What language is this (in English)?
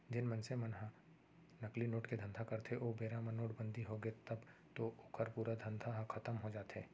Chhattisgarhi